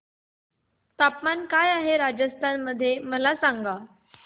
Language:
Marathi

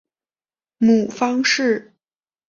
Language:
Chinese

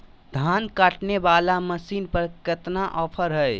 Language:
Magahi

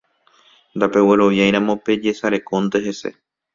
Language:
Guarani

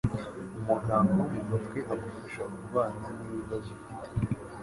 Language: Kinyarwanda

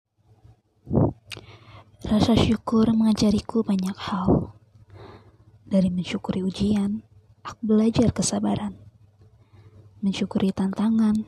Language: Indonesian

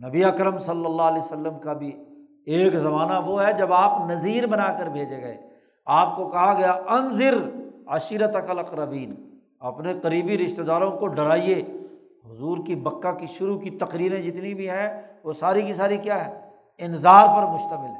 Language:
Urdu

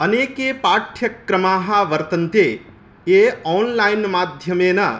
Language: Sanskrit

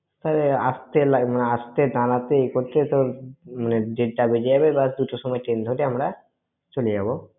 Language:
Bangla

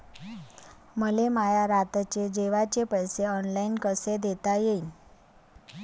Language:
Marathi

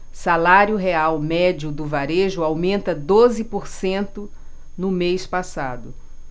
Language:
Portuguese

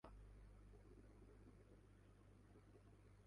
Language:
Urdu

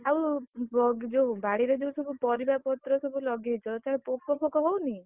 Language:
Odia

